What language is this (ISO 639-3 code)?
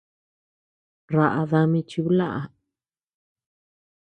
cux